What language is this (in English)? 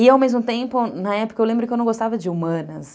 Portuguese